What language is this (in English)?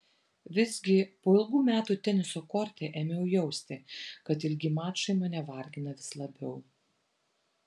Lithuanian